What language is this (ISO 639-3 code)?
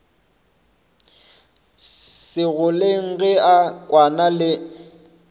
nso